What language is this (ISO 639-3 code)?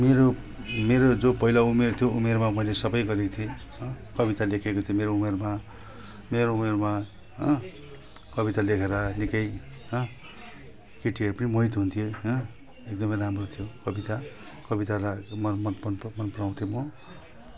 nep